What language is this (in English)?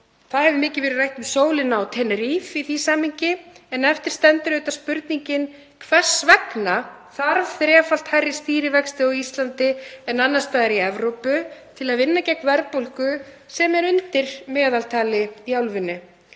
Icelandic